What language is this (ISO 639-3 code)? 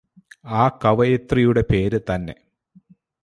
mal